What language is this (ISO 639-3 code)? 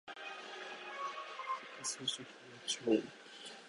jpn